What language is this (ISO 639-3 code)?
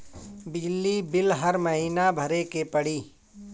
bho